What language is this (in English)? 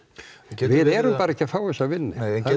Icelandic